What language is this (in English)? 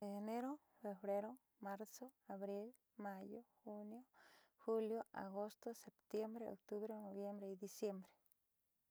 Southeastern Nochixtlán Mixtec